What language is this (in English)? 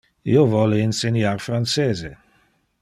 Interlingua